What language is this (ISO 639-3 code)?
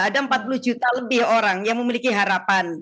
ind